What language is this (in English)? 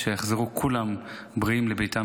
Hebrew